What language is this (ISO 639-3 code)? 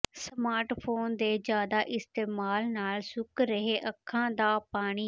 pan